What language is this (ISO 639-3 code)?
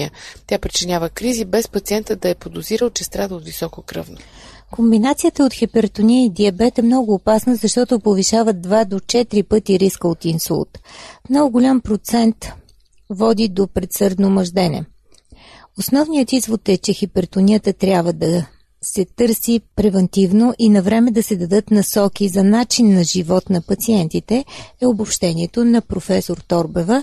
bul